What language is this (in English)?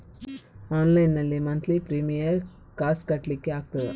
Kannada